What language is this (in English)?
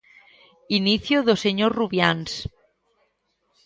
Galician